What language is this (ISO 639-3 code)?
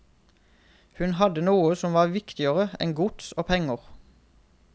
nor